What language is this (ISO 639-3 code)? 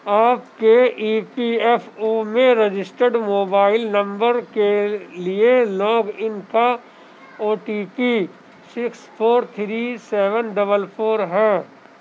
urd